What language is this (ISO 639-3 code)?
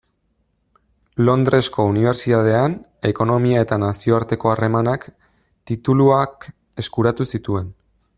eus